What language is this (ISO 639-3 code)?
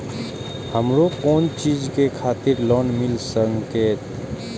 mai